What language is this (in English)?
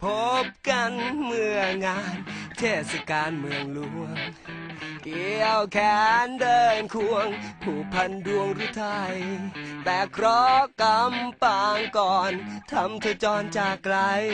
Thai